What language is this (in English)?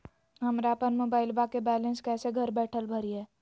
Magahi